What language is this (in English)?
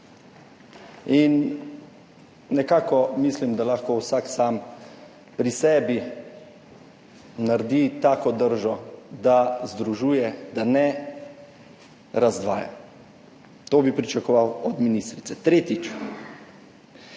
Slovenian